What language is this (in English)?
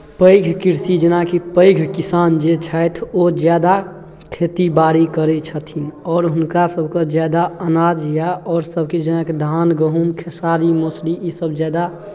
Maithili